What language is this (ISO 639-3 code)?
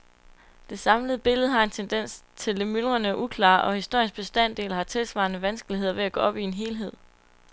dan